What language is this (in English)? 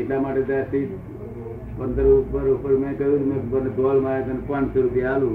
Gujarati